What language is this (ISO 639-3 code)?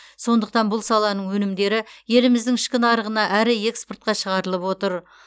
kaz